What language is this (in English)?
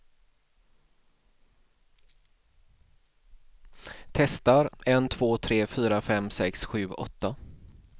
Swedish